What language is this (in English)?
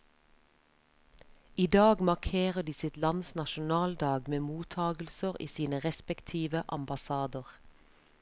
Norwegian